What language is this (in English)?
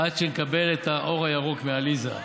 Hebrew